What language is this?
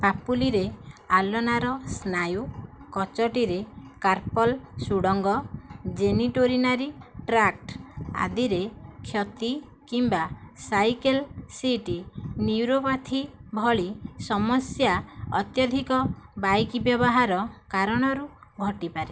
Odia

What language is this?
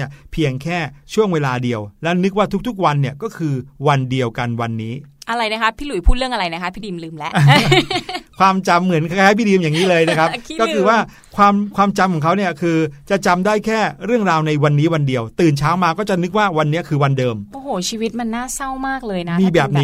Thai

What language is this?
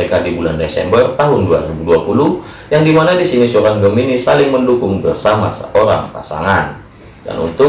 Indonesian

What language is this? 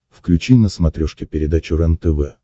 Russian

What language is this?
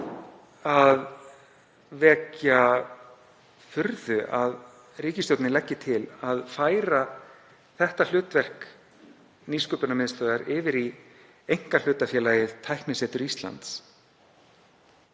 Icelandic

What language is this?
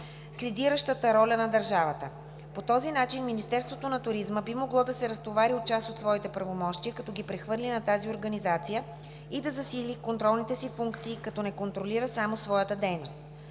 Bulgarian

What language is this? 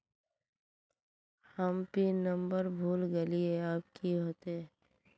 Magahi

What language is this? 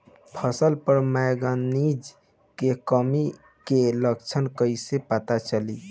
Bhojpuri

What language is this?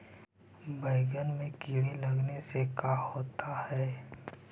Magahi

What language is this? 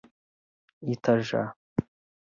Portuguese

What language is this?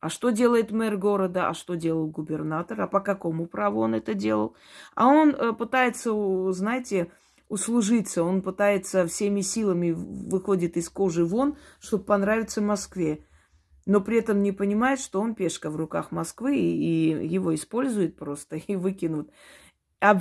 Russian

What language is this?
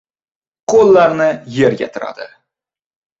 Uzbek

